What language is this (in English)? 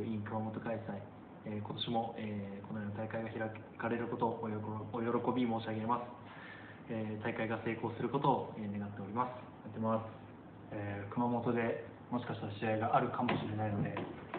Japanese